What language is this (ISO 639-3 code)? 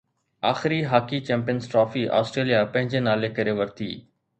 snd